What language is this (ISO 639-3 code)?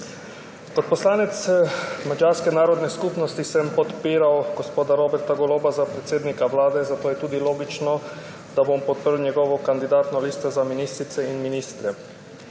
slv